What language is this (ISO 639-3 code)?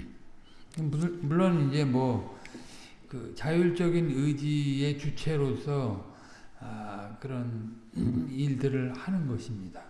kor